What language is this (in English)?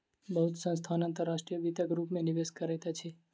Maithili